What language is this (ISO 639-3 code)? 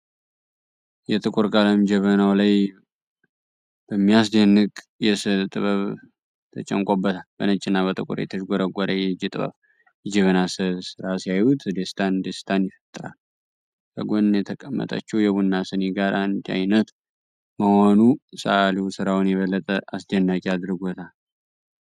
amh